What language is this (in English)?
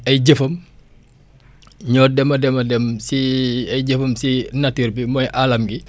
Wolof